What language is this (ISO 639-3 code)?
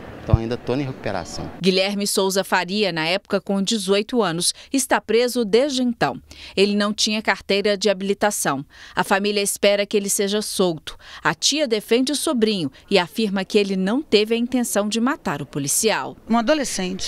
por